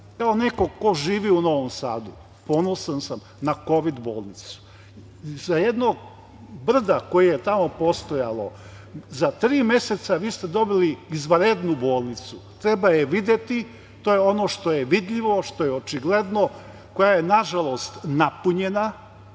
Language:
Serbian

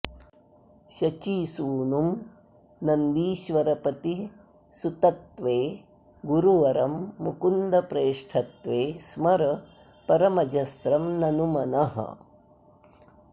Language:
Sanskrit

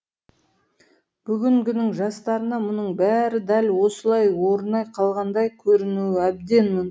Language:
Kazakh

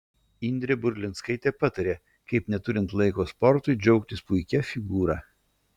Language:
Lithuanian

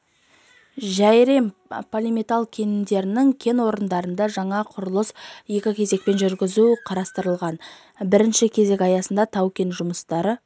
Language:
Kazakh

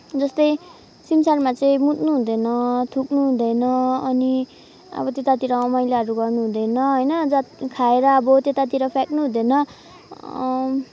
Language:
Nepali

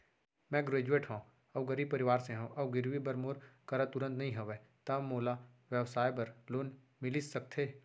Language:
Chhattisgarhi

